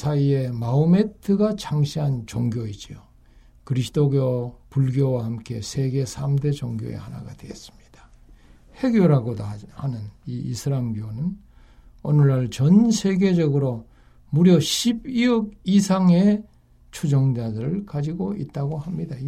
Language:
Korean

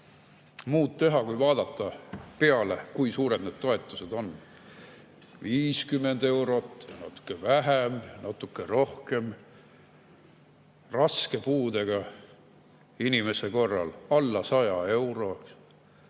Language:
Estonian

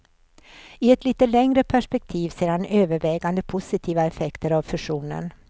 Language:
Swedish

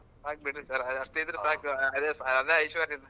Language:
Kannada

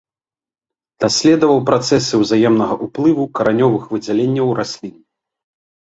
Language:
Belarusian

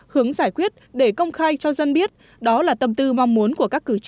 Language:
Vietnamese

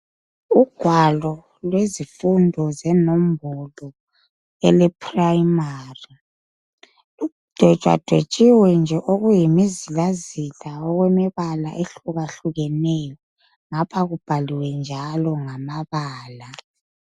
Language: North Ndebele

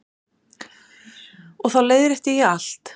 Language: Icelandic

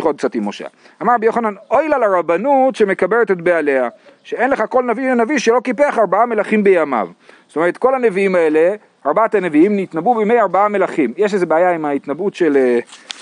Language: Hebrew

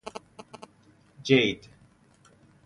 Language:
Persian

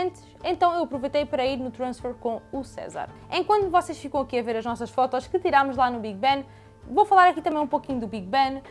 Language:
Portuguese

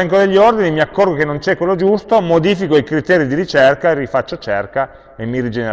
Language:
Italian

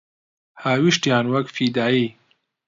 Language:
Central Kurdish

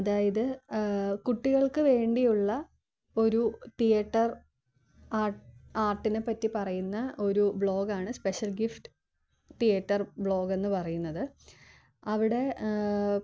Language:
Malayalam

